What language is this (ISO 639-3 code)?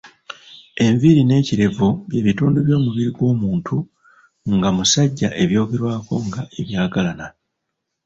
lug